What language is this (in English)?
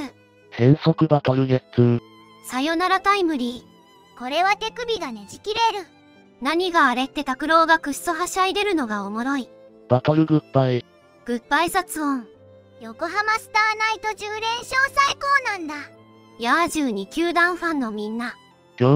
Japanese